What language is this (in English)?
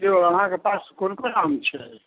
Maithili